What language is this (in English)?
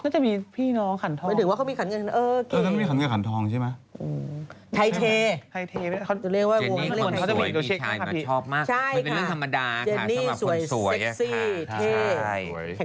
Thai